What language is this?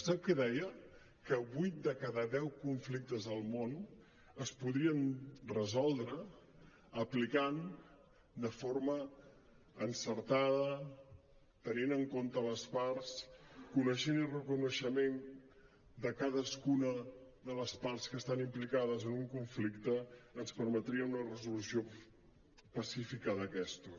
Catalan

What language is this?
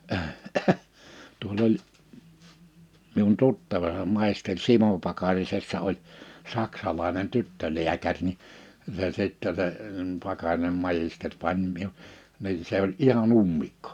Finnish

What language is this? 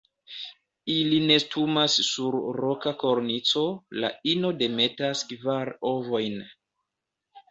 Esperanto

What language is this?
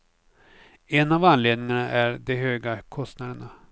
Swedish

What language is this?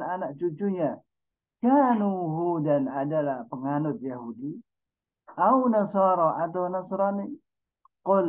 Arabic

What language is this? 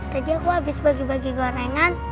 Indonesian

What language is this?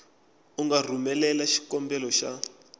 Tsonga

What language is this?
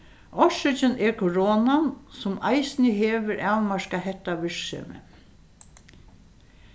Faroese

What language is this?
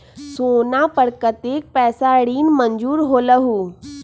Magahi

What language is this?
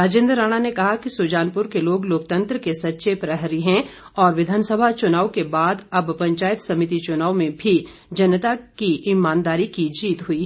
Hindi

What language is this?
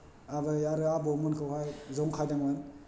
Bodo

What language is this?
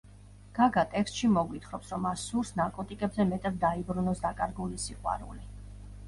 Georgian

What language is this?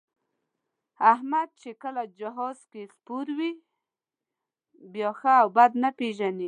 Pashto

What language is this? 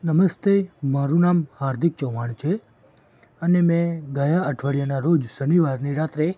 Gujarati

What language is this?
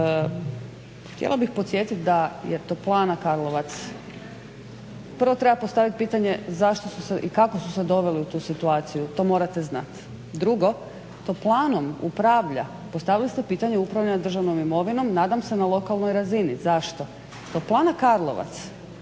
Croatian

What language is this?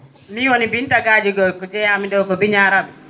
Fula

